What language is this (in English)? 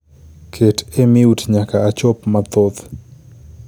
Luo (Kenya and Tanzania)